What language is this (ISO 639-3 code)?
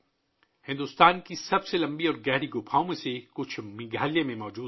urd